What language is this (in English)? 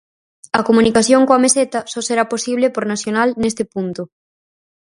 Galician